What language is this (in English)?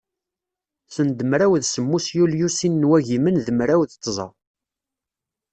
Kabyle